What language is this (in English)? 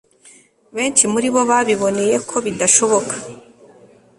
Kinyarwanda